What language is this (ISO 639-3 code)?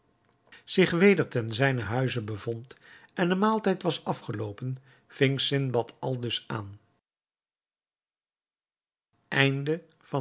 nld